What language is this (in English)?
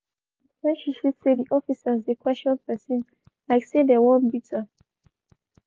Nigerian Pidgin